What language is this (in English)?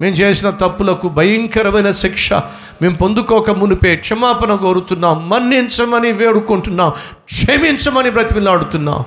Telugu